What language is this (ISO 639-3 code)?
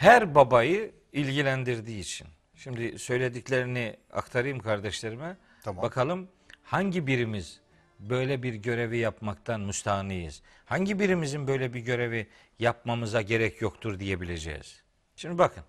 tur